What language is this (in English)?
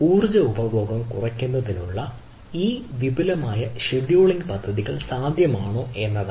Malayalam